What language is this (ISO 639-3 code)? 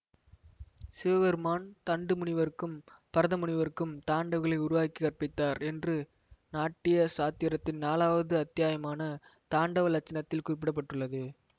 tam